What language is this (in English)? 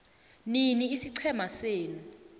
South Ndebele